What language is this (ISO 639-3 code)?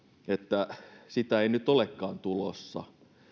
fin